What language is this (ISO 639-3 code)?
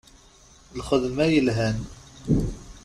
kab